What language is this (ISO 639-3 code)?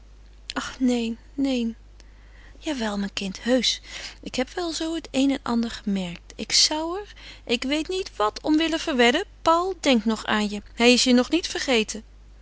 nld